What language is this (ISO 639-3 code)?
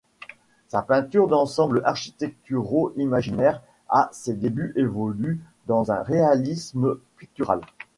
fra